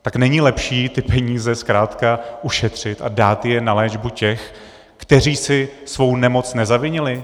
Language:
Czech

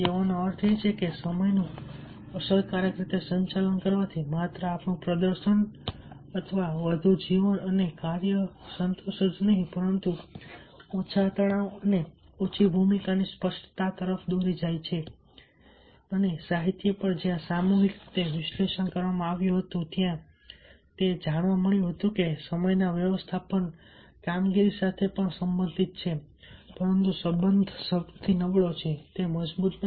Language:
Gujarati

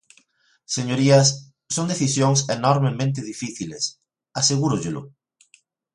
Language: Galician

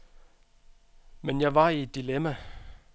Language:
Danish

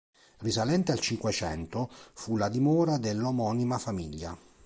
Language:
Italian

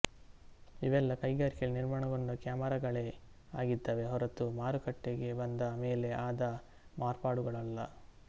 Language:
Kannada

